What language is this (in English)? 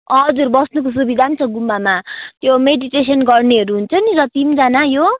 Nepali